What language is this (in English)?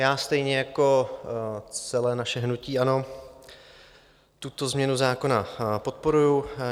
Czech